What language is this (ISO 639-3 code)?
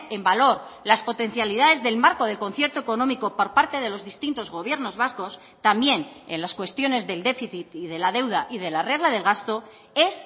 spa